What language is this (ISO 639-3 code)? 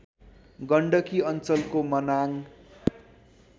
nep